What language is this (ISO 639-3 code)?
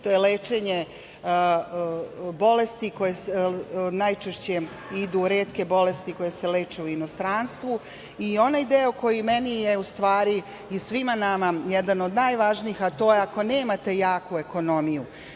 srp